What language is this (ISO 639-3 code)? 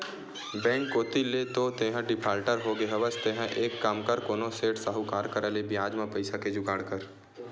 hne